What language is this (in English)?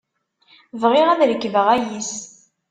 Kabyle